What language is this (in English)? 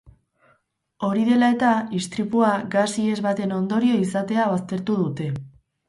Basque